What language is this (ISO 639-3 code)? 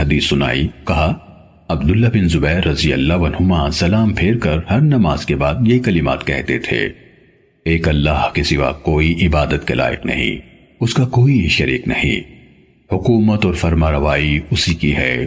urd